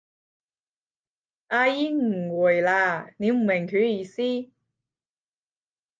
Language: Cantonese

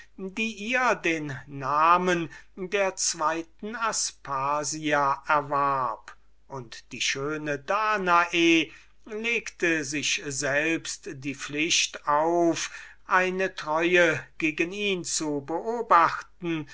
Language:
German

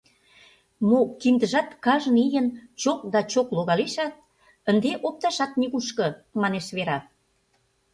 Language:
Mari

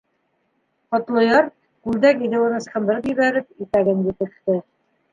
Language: Bashkir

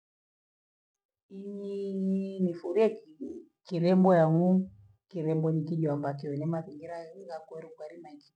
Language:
Gweno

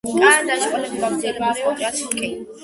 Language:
Georgian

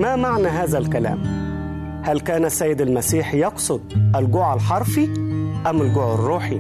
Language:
Arabic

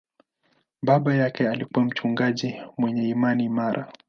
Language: Swahili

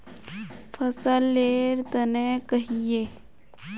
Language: Magahi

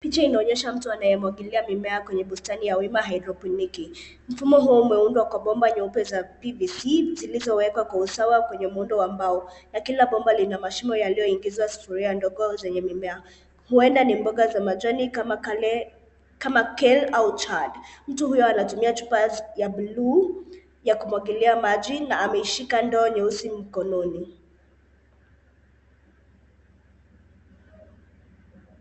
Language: Swahili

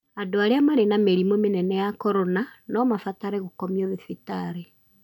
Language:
Kikuyu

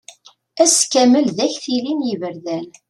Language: Kabyle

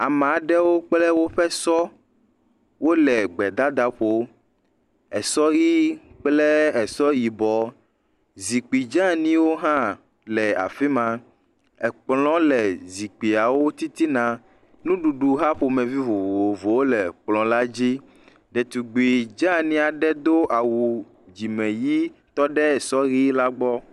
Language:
Ewe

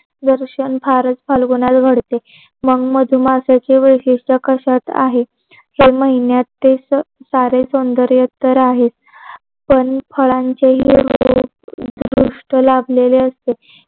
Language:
Marathi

